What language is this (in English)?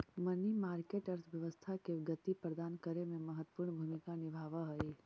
Magahi